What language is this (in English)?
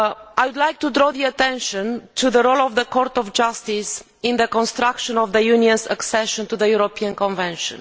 English